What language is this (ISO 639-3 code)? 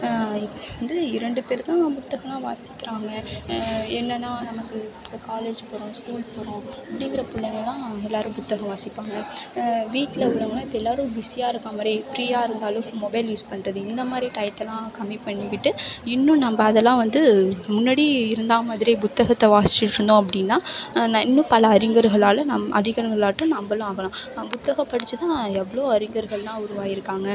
tam